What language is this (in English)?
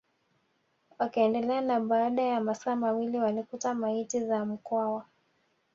Swahili